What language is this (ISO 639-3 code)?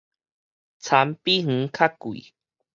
nan